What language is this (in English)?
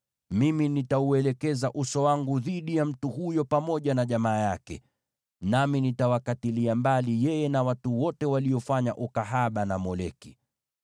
Swahili